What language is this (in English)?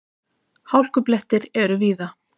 Icelandic